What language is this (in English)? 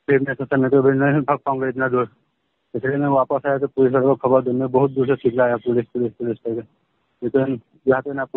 Arabic